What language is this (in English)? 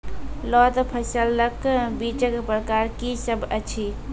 Maithili